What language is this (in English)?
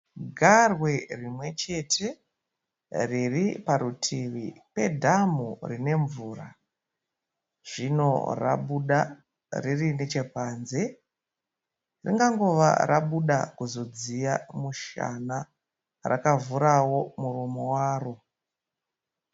Shona